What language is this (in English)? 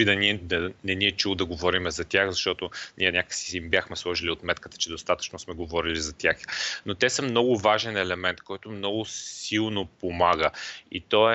Bulgarian